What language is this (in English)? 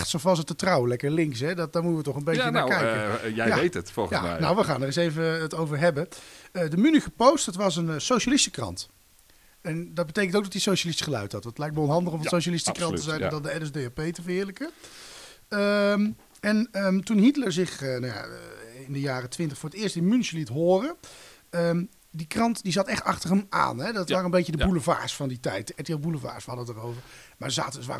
Dutch